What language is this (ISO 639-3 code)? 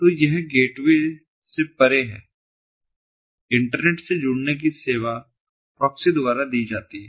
hin